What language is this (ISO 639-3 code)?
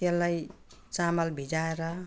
nep